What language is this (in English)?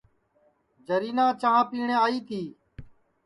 Sansi